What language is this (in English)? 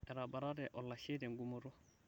Masai